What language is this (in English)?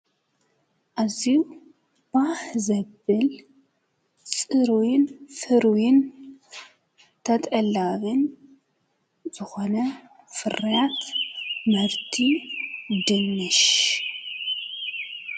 Tigrinya